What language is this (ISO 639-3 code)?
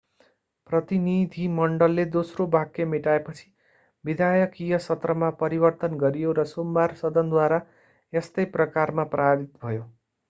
nep